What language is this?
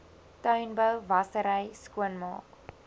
Afrikaans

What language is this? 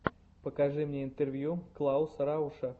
Russian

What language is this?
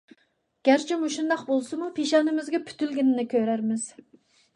Uyghur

